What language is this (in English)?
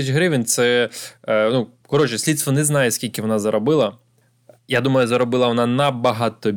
Ukrainian